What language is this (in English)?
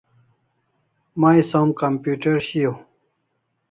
Kalasha